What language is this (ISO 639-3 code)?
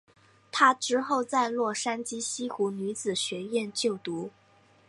zho